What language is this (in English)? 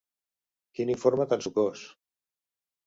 Catalan